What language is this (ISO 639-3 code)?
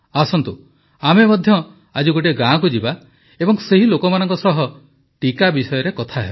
ori